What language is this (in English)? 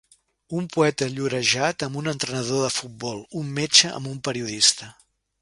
Catalan